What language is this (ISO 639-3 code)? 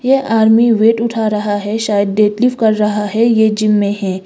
hin